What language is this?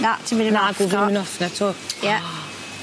Welsh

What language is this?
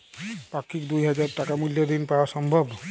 Bangla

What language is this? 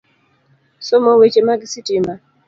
Luo (Kenya and Tanzania)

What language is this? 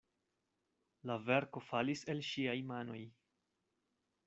Esperanto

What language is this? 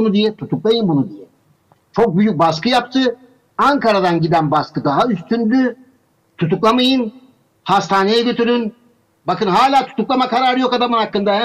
Turkish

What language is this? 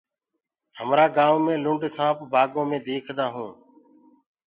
Gurgula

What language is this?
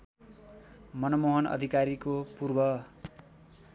Nepali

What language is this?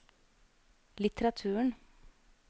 Norwegian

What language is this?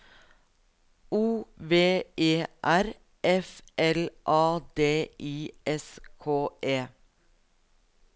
Norwegian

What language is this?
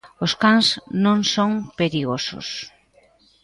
Galician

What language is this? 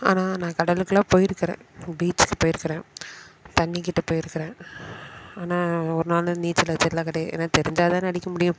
Tamil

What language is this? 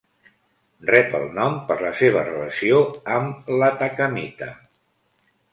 Catalan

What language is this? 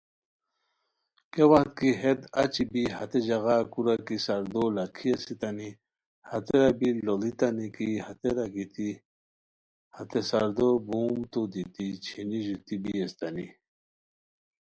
Khowar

